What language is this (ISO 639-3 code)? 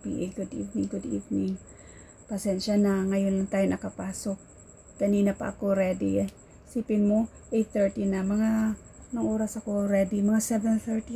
fil